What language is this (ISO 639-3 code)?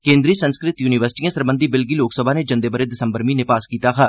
doi